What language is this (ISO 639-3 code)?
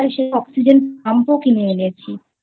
ben